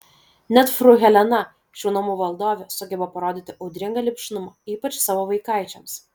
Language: Lithuanian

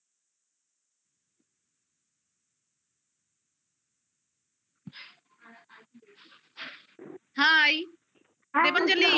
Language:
Bangla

